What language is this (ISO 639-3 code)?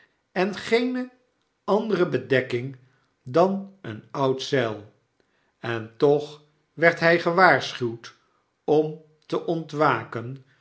nld